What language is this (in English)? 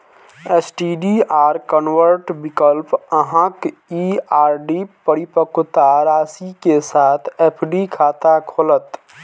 Maithili